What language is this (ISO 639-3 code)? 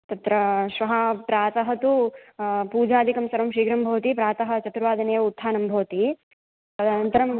san